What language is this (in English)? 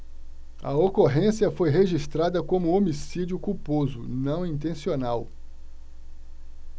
Portuguese